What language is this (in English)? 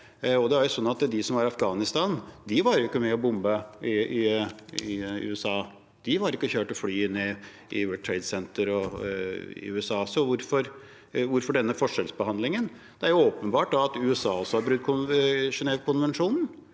Norwegian